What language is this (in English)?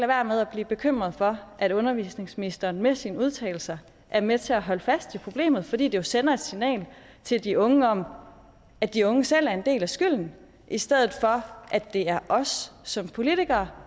Danish